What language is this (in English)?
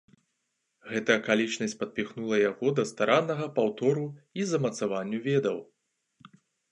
Belarusian